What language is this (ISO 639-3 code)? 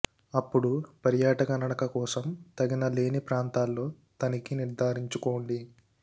tel